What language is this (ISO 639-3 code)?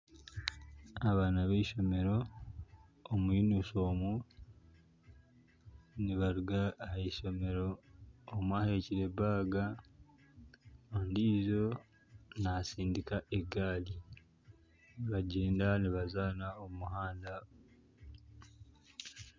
nyn